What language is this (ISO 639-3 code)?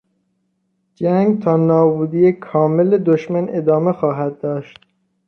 fas